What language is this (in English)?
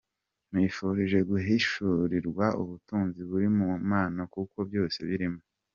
Kinyarwanda